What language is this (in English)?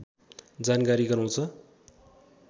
Nepali